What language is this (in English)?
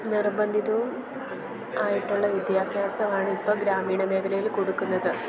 Malayalam